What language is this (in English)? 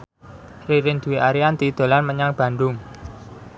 Javanese